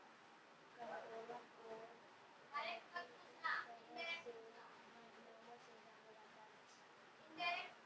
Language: Hindi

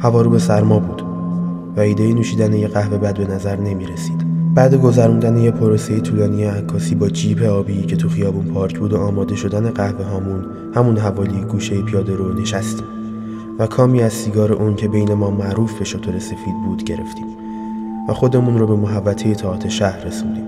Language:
Persian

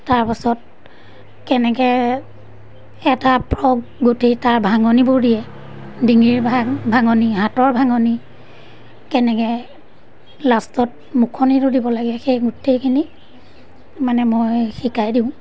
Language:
Assamese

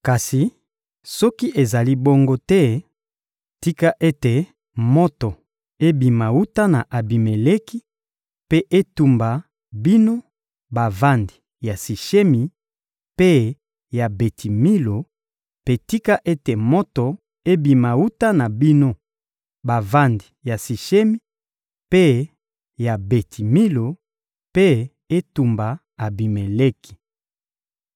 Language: Lingala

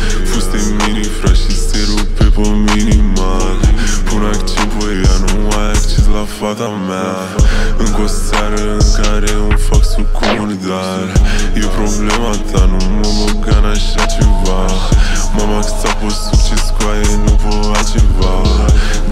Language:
Romanian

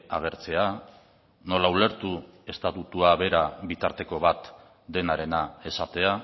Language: Basque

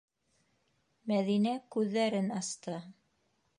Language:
Bashkir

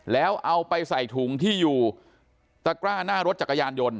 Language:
Thai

